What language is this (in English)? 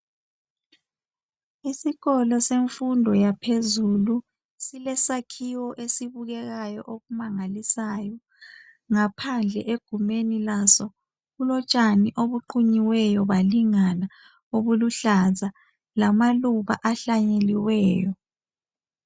North Ndebele